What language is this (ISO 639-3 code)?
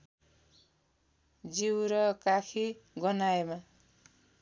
nep